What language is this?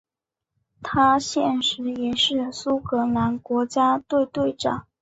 Chinese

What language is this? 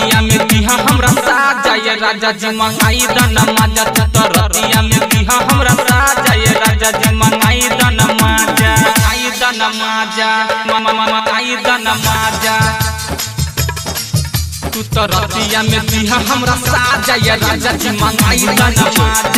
Hindi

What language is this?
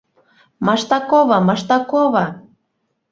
Bashkir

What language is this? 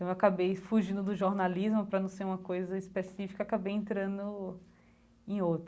Portuguese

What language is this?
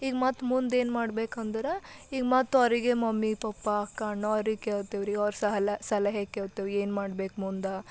Kannada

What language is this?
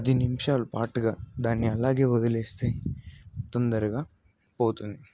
Telugu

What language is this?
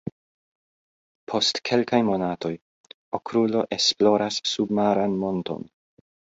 Esperanto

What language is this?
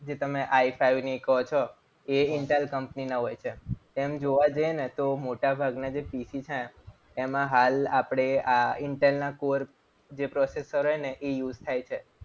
Gujarati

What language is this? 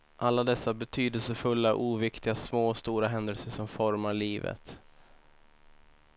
Swedish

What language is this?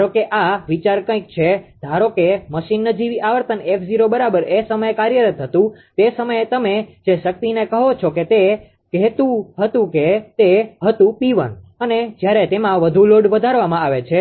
Gujarati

